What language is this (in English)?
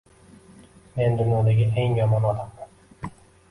Uzbek